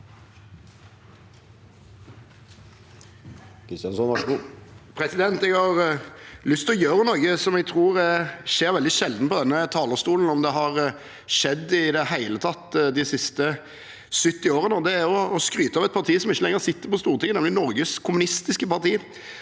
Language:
Norwegian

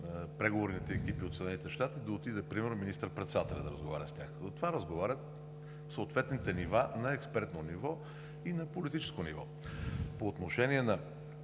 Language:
Bulgarian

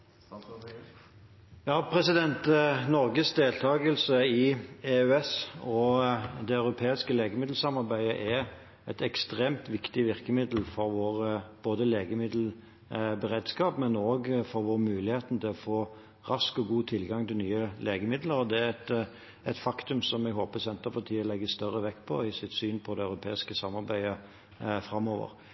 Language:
Norwegian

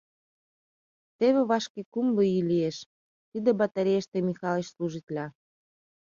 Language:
Mari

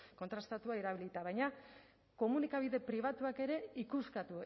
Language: Basque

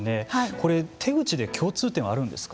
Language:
Japanese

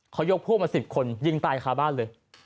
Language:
Thai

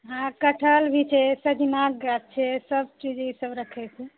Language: Maithili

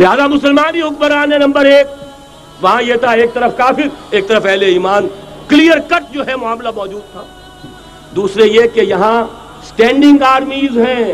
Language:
Urdu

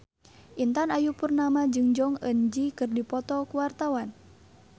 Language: Sundanese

